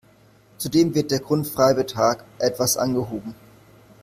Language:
German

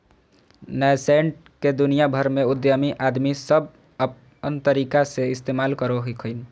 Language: Magahi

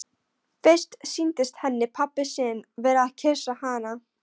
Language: Icelandic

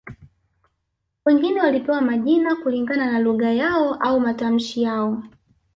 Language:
Swahili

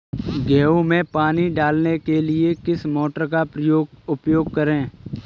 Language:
Hindi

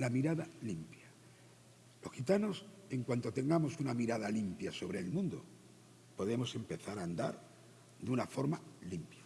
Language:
Spanish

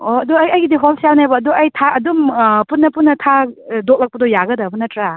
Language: Manipuri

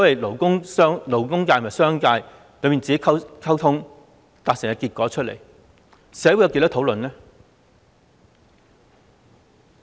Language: Cantonese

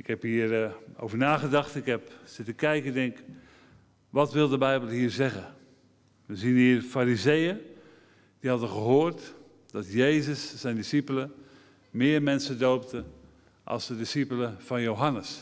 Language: Dutch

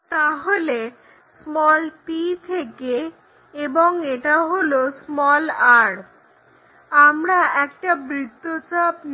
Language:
Bangla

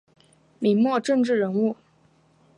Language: Chinese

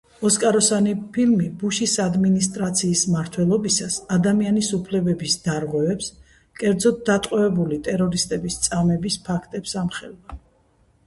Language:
Georgian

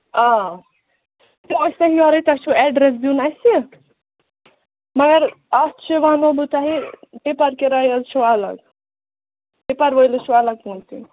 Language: Kashmiri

